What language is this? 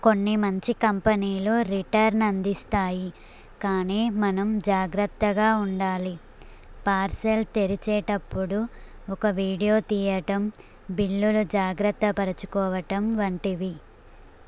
Telugu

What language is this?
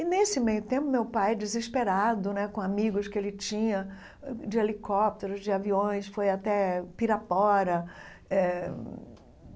Portuguese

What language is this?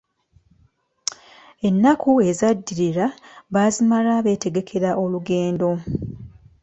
Ganda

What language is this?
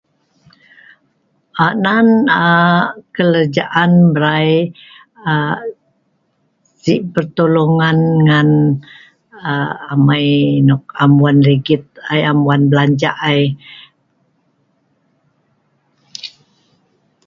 Sa'ban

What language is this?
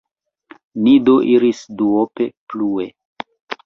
Esperanto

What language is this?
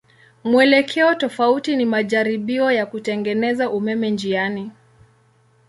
Swahili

